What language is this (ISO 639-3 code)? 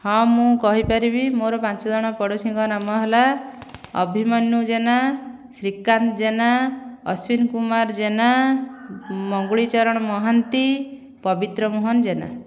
ori